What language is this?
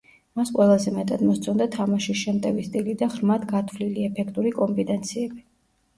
Georgian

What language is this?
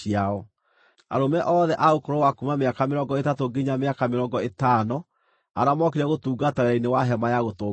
Kikuyu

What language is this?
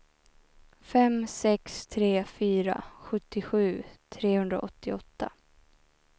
Swedish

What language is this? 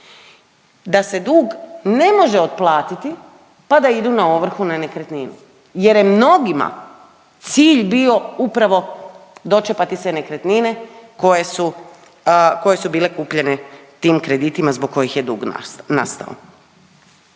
Croatian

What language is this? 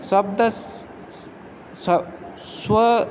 Sanskrit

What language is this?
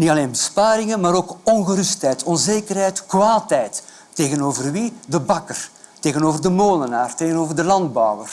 Dutch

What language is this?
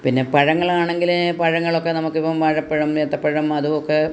Malayalam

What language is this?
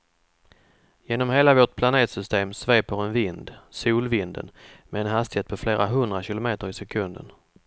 Swedish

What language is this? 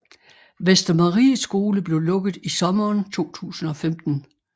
Danish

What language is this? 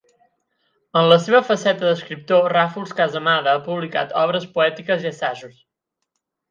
Catalan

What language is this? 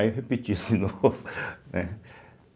Portuguese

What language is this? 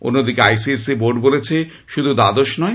Bangla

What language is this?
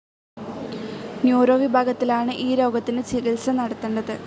Malayalam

